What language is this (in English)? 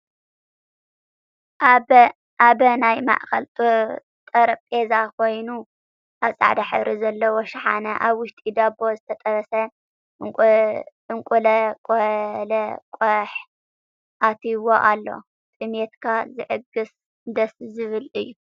Tigrinya